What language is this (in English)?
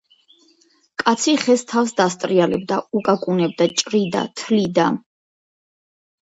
Georgian